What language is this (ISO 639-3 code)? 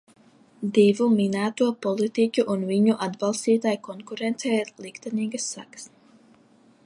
lav